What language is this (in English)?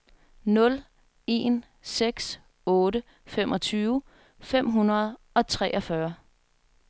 Danish